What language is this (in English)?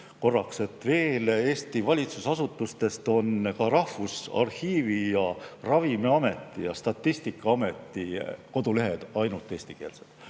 Estonian